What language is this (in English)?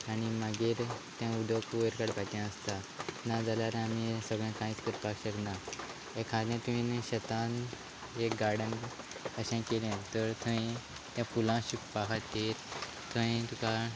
Konkani